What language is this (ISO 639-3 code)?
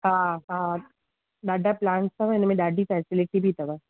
snd